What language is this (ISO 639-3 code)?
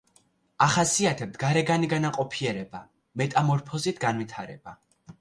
kat